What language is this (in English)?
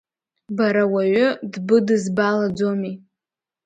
Abkhazian